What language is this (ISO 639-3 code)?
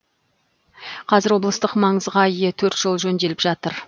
kaz